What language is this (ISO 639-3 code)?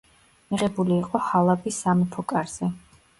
kat